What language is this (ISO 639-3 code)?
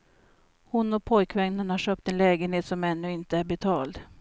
swe